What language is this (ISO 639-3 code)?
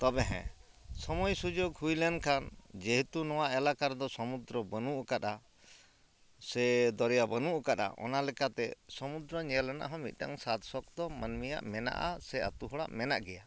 sat